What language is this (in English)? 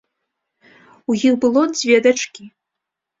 Belarusian